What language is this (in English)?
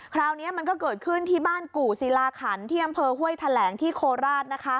Thai